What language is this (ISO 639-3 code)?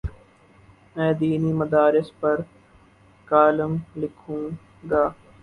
urd